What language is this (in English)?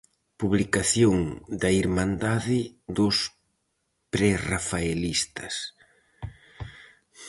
Galician